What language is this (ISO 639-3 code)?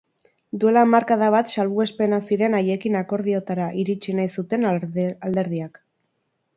eus